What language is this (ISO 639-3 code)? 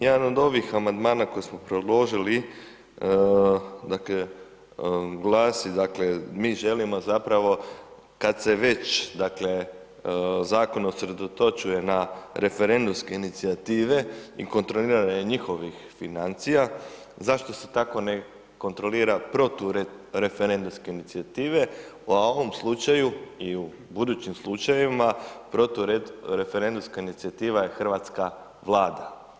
hrv